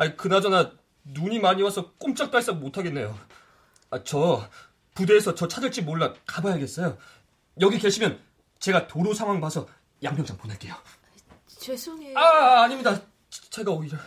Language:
Korean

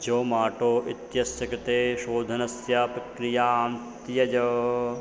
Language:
Sanskrit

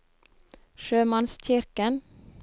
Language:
Norwegian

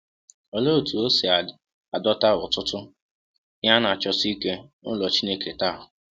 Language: Igbo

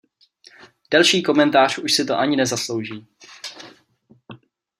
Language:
Czech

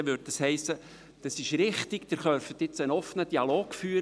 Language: Swiss German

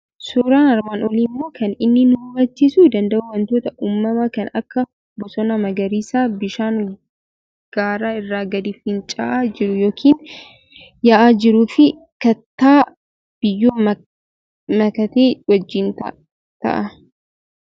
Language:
Oromo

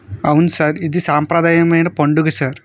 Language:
Telugu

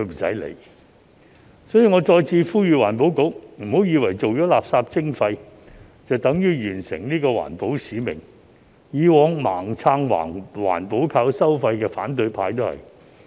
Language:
Cantonese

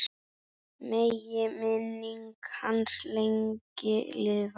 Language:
Icelandic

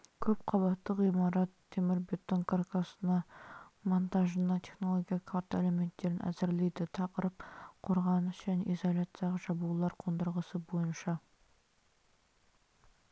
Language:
Kazakh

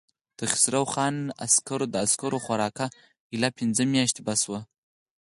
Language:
Pashto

